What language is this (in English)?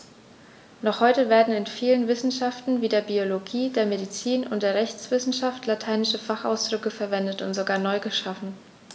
German